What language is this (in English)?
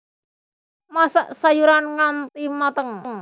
Javanese